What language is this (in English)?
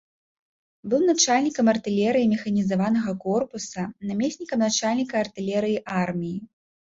Belarusian